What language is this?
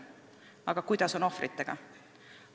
Estonian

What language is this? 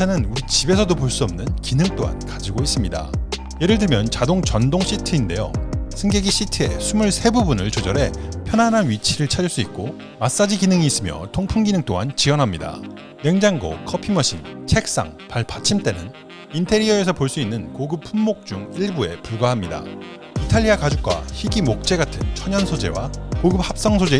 Korean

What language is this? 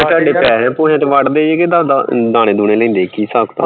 Punjabi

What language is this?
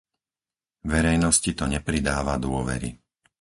Slovak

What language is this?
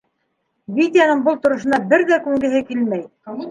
Bashkir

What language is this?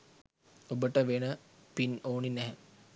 Sinhala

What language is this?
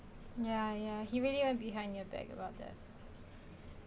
English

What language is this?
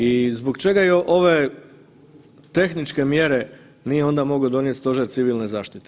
Croatian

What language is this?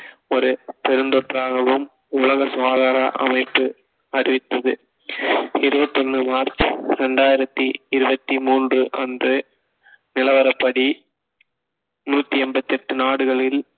Tamil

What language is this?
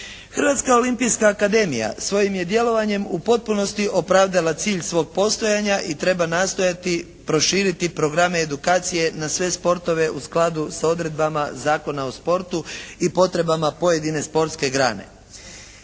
Croatian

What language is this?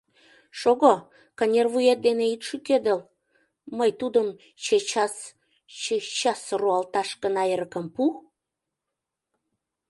Mari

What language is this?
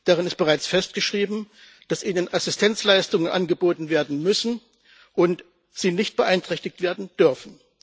German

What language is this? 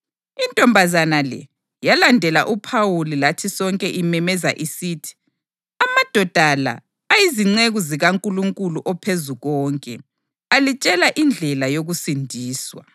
North Ndebele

